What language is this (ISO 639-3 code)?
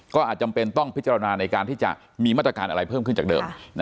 tha